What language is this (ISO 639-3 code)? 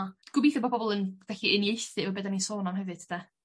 cym